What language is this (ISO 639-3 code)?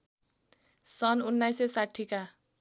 nep